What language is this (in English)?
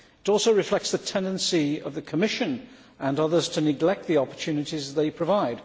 English